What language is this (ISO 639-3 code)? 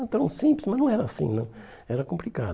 por